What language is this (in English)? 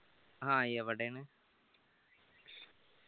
Malayalam